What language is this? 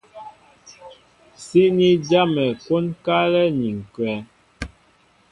Mbo (Cameroon)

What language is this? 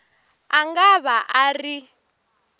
Tsonga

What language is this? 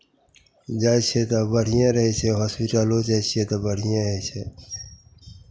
Maithili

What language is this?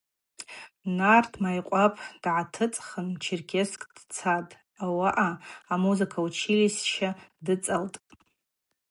Abaza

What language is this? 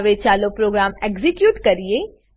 Gujarati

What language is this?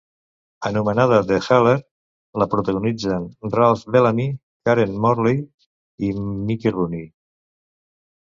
Catalan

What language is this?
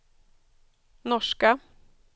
Swedish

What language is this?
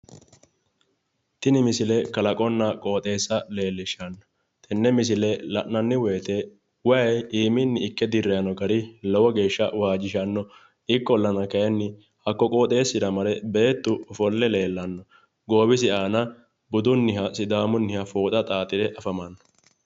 Sidamo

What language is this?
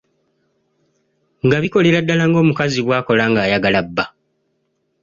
Ganda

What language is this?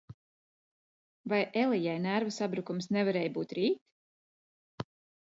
Latvian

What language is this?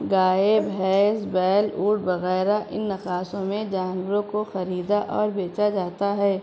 Urdu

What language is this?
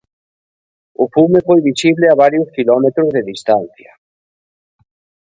Galician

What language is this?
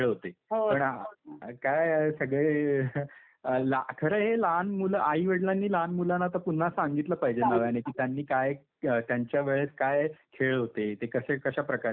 Marathi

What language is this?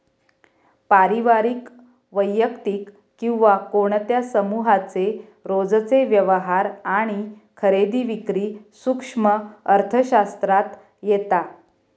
Marathi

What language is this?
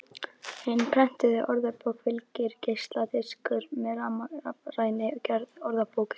Icelandic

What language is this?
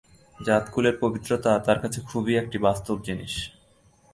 Bangla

